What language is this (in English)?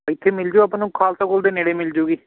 Punjabi